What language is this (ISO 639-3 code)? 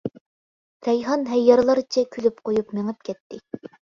uig